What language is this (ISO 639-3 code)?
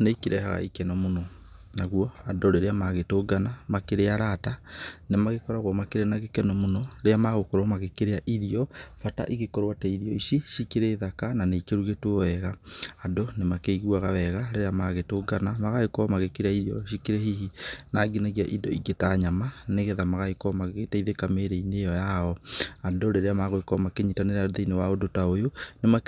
kik